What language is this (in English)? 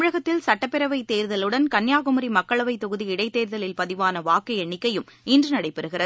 Tamil